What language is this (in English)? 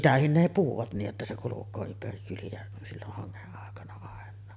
Finnish